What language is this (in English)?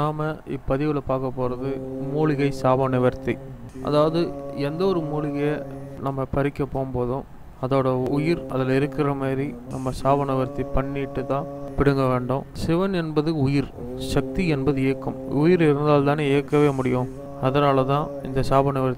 Tamil